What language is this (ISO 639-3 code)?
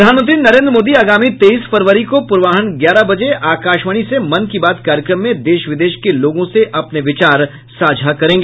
hin